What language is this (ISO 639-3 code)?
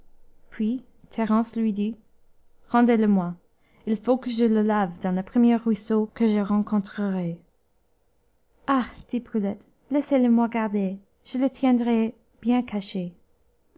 fra